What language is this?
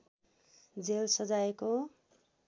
Nepali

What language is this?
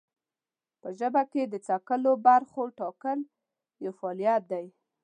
Pashto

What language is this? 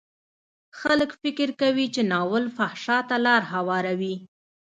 Pashto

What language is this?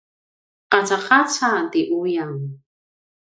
Paiwan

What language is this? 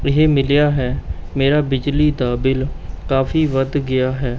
Punjabi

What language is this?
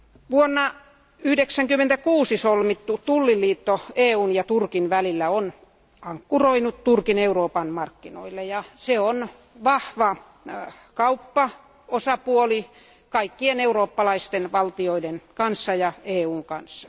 Finnish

